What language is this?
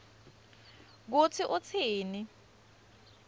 Swati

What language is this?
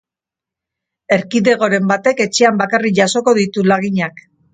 Basque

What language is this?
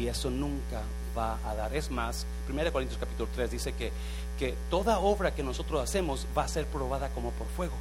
Spanish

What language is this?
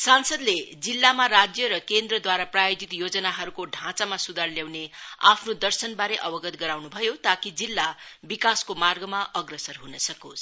Nepali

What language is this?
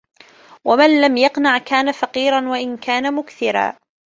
Arabic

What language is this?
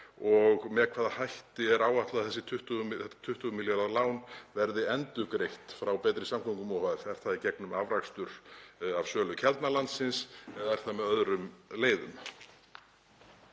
Icelandic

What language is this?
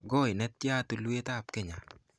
Kalenjin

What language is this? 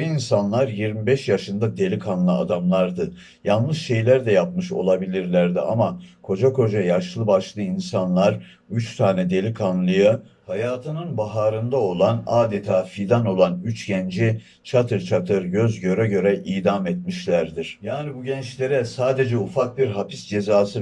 Turkish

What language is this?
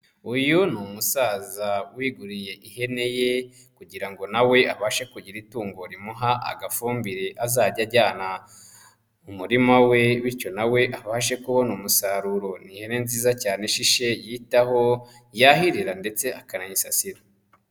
Kinyarwanda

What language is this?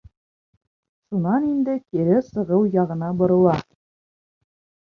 Bashkir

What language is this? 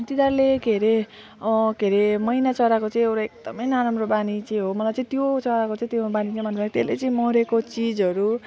Nepali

